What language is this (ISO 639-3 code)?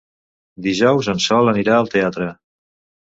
cat